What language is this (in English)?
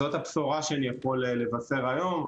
Hebrew